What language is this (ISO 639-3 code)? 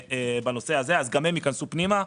heb